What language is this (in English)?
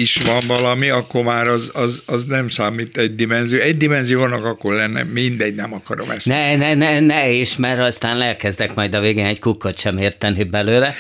Hungarian